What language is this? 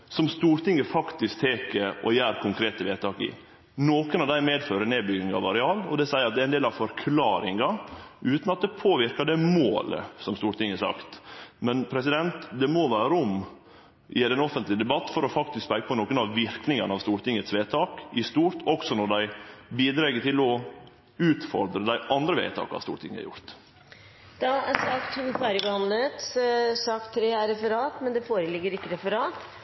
Norwegian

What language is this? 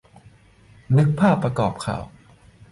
Thai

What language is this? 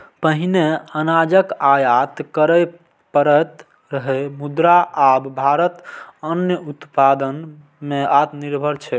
Maithili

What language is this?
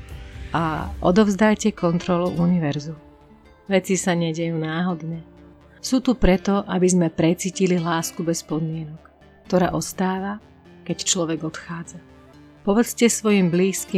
Slovak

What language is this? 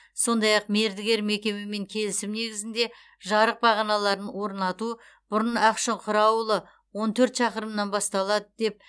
Kazakh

